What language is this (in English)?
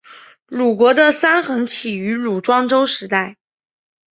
Chinese